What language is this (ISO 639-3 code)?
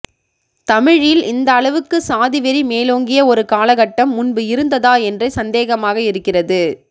tam